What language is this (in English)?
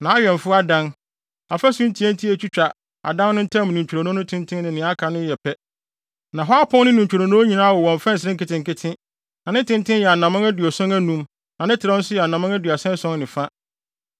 Akan